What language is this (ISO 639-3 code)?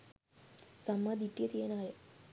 sin